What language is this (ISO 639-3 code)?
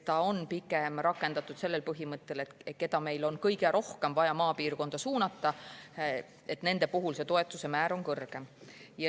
est